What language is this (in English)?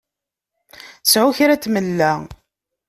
Kabyle